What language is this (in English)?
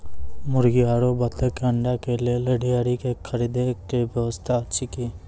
Maithili